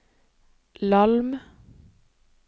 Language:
Norwegian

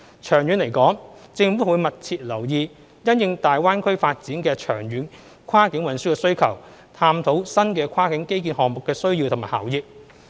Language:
Cantonese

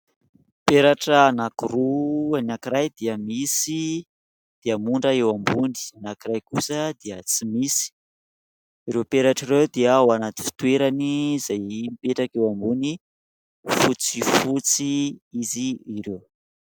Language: Malagasy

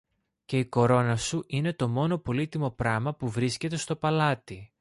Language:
Greek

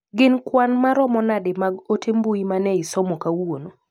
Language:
Luo (Kenya and Tanzania)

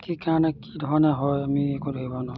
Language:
Assamese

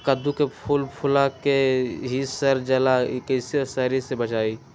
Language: Magahi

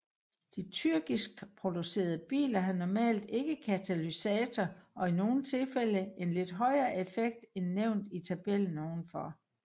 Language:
Danish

